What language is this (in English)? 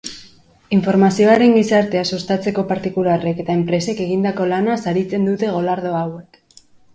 Basque